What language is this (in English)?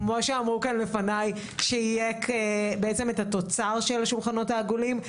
Hebrew